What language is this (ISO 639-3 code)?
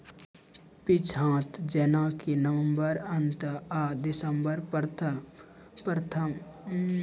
mai